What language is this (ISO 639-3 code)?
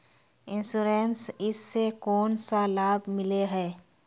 mag